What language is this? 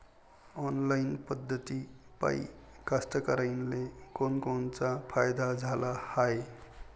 Marathi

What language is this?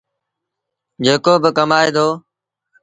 Sindhi Bhil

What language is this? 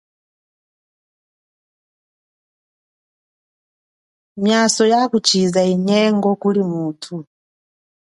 Chokwe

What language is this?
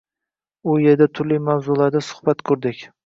Uzbek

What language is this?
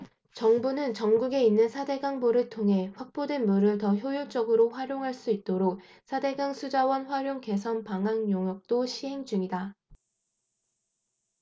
Korean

